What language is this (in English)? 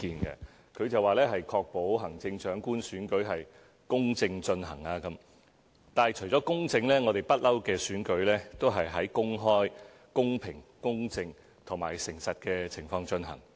Cantonese